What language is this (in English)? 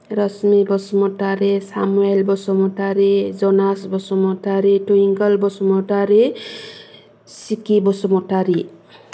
Bodo